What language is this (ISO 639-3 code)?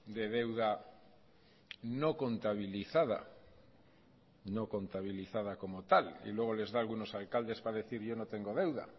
spa